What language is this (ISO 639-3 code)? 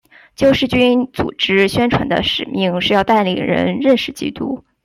zho